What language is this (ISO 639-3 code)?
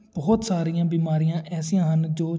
pan